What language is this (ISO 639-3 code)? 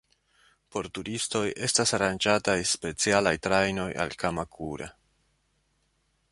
epo